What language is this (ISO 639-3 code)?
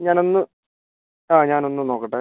mal